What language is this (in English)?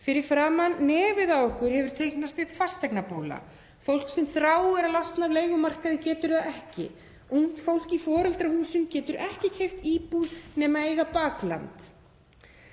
Icelandic